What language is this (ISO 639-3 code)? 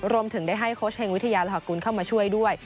tha